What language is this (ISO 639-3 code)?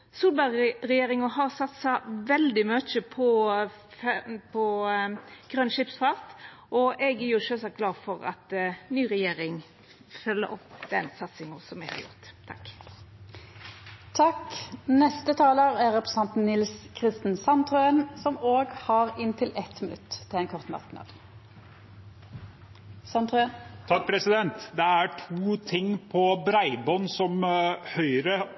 nor